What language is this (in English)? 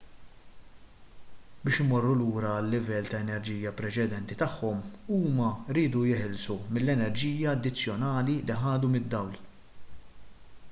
Maltese